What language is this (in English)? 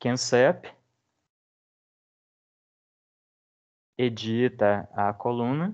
Portuguese